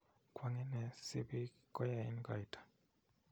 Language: Kalenjin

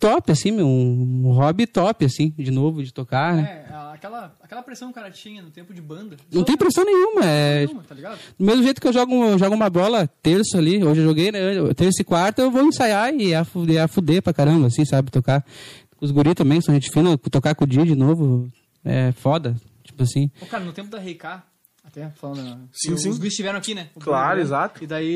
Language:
Portuguese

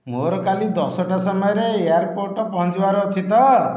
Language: Odia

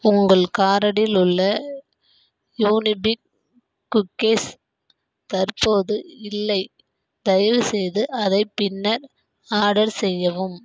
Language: Tamil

